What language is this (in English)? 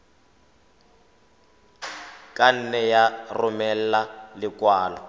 Tswana